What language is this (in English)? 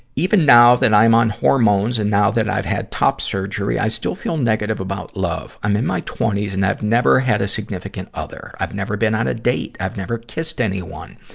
English